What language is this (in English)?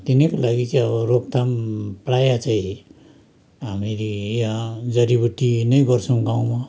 Nepali